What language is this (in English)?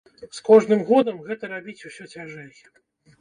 Belarusian